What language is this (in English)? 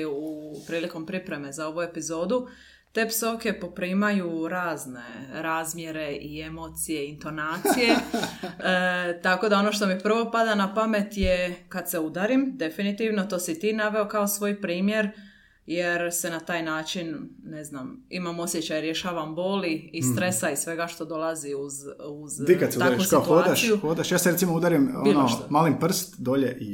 Croatian